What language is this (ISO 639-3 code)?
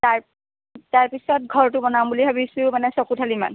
asm